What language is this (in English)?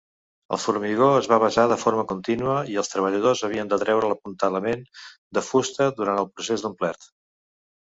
Catalan